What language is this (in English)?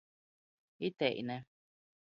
Latgalian